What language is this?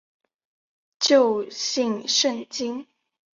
Chinese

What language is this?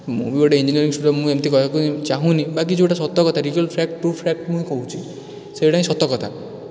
Odia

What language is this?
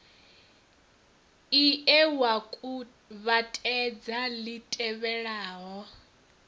Venda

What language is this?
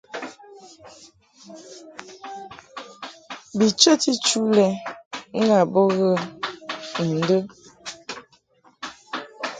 Mungaka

